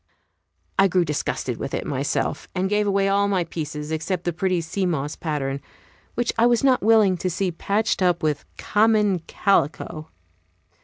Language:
English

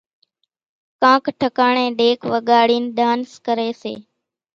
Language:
Kachi Koli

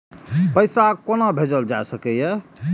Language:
Maithili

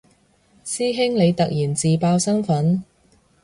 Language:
Cantonese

